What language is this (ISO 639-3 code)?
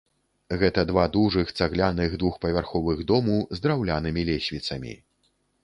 bel